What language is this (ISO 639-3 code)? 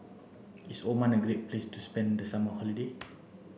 eng